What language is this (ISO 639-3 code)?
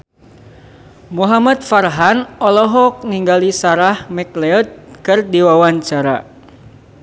sun